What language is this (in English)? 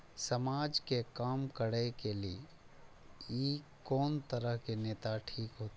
Maithili